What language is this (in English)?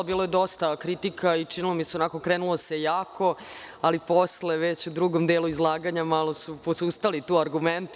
Serbian